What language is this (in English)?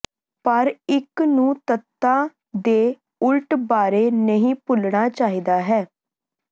Punjabi